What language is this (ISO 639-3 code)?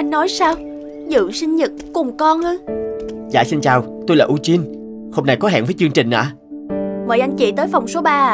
vie